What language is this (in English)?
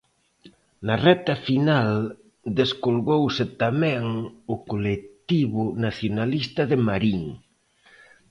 Galician